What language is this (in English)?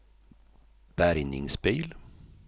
Swedish